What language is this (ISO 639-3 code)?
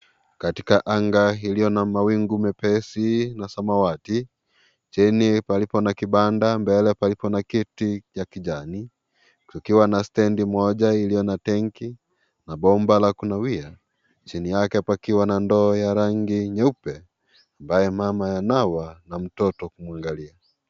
swa